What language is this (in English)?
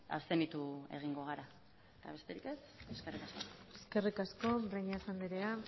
Basque